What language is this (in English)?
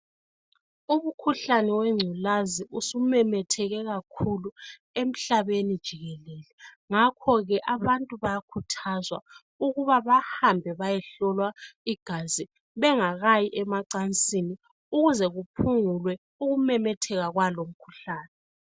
North Ndebele